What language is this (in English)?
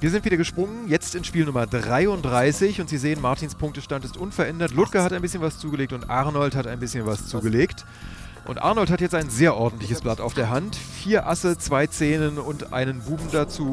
German